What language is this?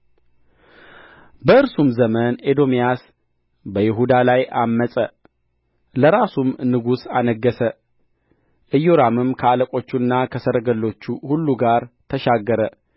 Amharic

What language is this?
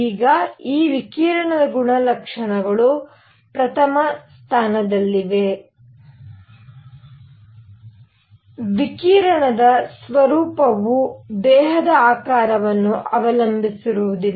Kannada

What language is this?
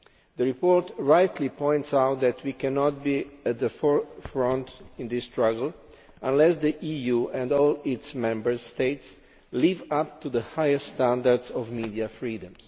English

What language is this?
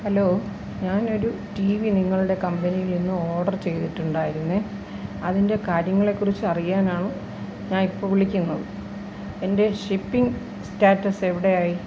Malayalam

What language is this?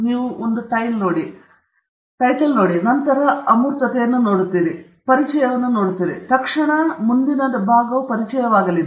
Kannada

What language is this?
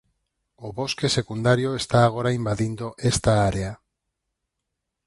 Galician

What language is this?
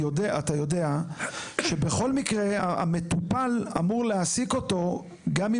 Hebrew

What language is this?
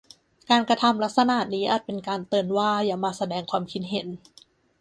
Thai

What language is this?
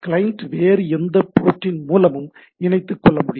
Tamil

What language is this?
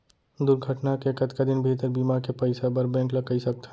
Chhattisgarhi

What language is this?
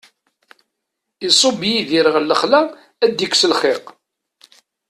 Kabyle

